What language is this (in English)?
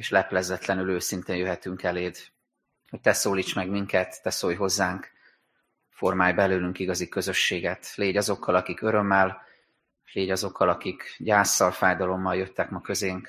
Hungarian